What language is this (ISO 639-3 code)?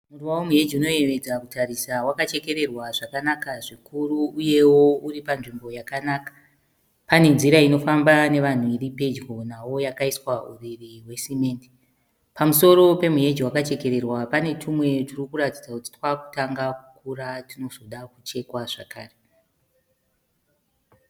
sna